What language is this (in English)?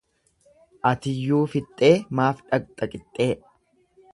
Oromo